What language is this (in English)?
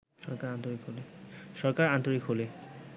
Bangla